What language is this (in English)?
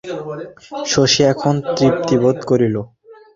Bangla